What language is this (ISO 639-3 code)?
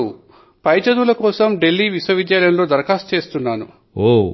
tel